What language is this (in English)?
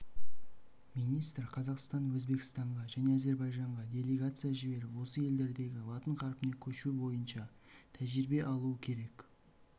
Kazakh